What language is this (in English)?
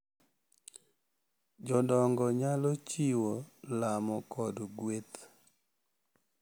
Luo (Kenya and Tanzania)